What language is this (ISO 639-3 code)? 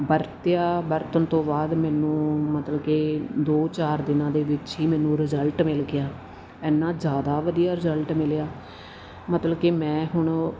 pan